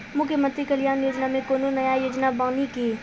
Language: Maithili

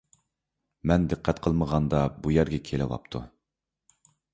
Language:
Uyghur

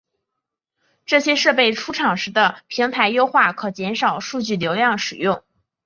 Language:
Chinese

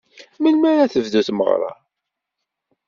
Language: Kabyle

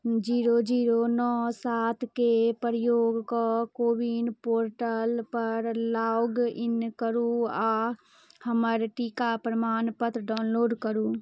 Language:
Maithili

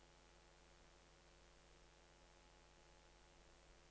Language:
Norwegian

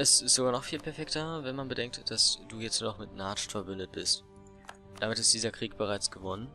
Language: German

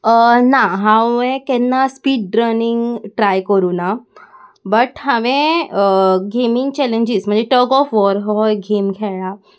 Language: Konkani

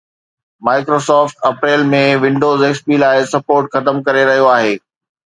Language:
Sindhi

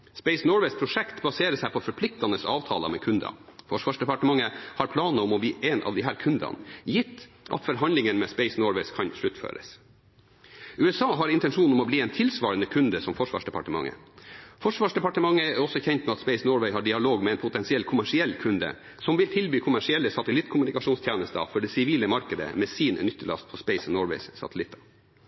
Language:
Norwegian Bokmål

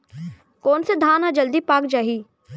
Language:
Chhattisgarhi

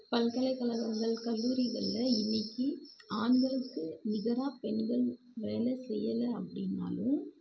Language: Tamil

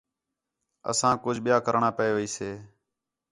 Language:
Khetrani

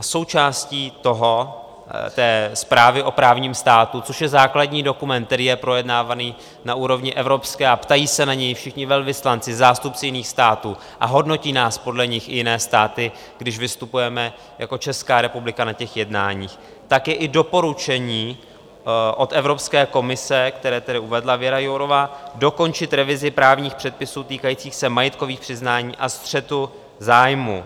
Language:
Czech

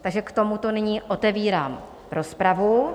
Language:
Czech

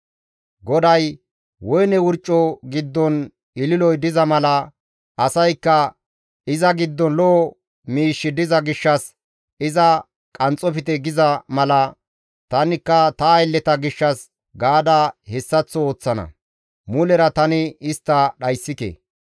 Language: Gamo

